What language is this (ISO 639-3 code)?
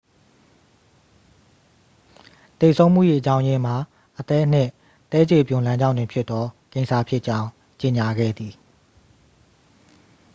mya